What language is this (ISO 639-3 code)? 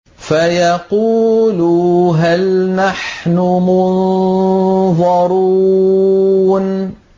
ara